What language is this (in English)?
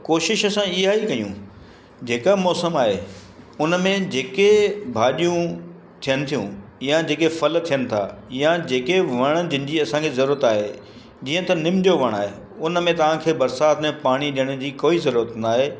Sindhi